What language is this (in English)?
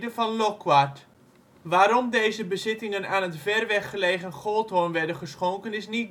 Dutch